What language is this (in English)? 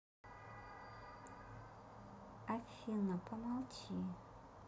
Russian